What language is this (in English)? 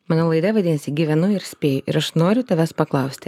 Lithuanian